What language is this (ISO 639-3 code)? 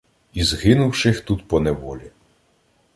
ukr